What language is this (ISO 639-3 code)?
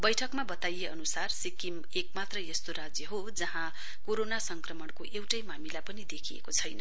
nep